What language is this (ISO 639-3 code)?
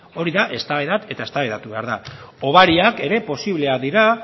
eus